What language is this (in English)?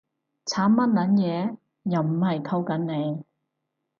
Cantonese